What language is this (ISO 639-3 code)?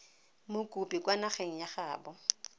tsn